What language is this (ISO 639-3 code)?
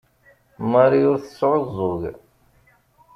kab